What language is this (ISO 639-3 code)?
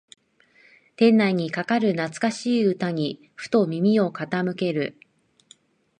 jpn